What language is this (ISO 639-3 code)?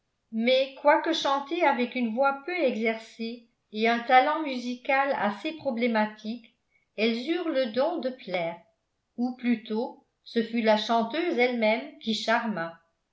fra